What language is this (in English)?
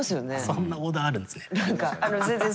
Japanese